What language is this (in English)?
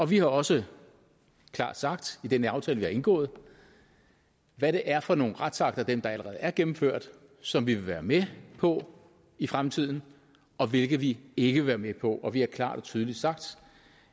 Danish